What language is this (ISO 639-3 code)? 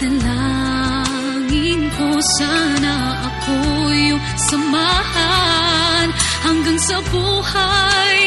fil